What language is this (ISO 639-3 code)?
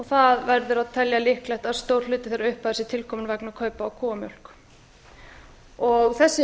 isl